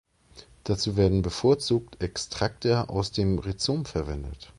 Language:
German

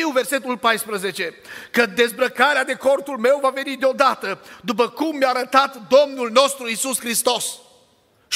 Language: Romanian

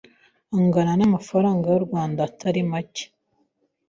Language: Kinyarwanda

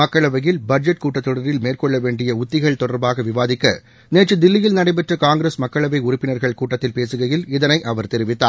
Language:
Tamil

